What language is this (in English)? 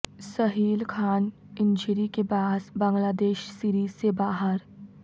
Urdu